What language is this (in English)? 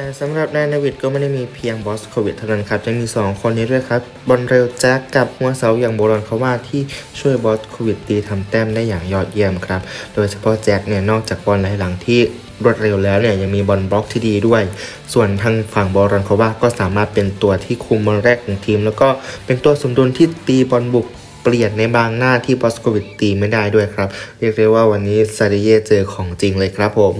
Thai